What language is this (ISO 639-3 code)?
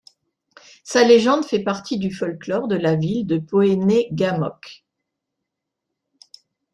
fra